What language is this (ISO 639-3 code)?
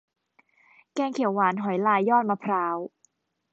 tha